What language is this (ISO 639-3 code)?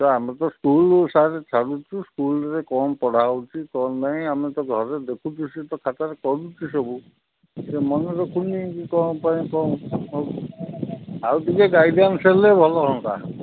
ori